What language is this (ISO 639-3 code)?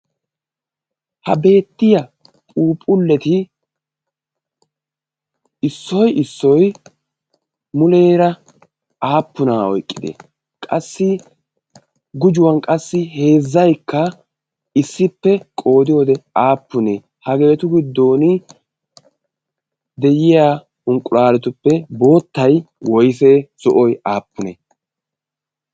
wal